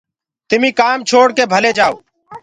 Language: Gurgula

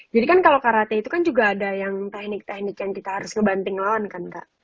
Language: Indonesian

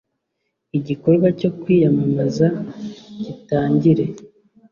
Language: Kinyarwanda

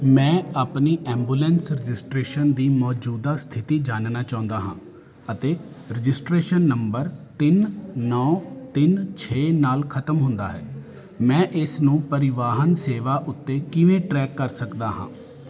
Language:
Punjabi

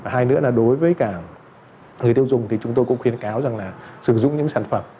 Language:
Vietnamese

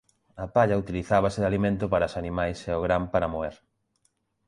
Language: Galician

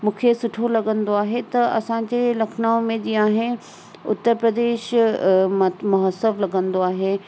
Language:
Sindhi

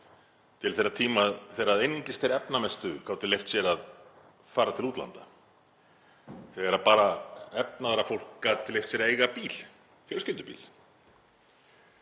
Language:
Icelandic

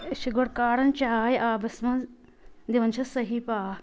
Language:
Kashmiri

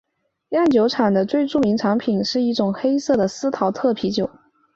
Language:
Chinese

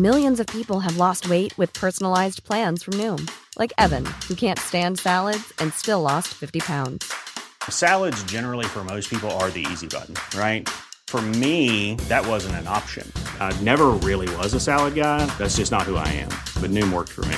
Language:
Persian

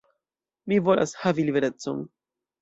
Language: Esperanto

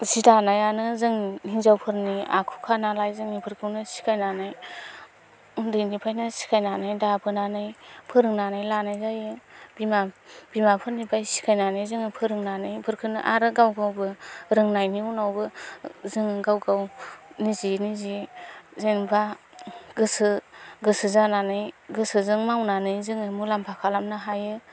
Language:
Bodo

